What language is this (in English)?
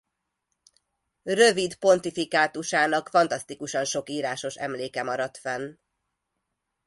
Hungarian